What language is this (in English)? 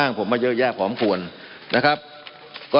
Thai